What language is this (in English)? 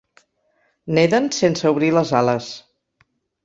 Catalan